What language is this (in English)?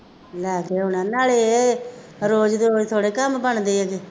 Punjabi